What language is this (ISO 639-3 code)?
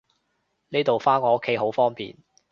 yue